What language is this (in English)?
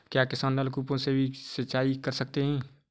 Hindi